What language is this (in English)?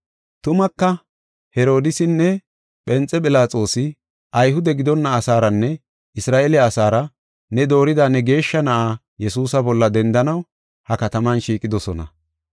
Gofa